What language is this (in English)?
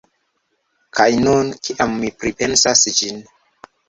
Esperanto